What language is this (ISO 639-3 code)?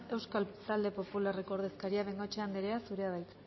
eus